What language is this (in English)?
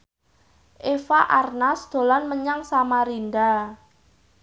Javanese